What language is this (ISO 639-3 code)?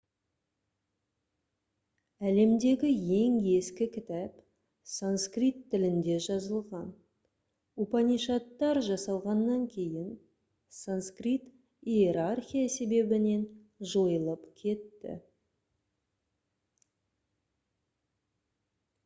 kaz